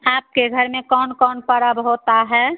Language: Hindi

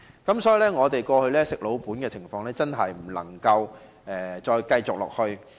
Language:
Cantonese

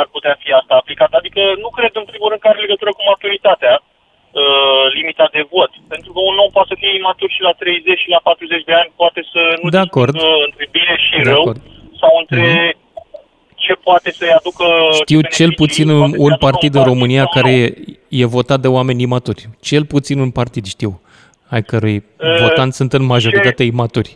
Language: Romanian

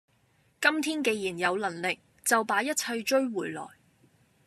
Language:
Cantonese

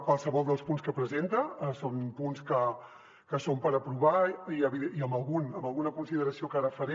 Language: Catalan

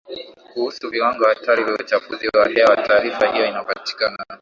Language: Swahili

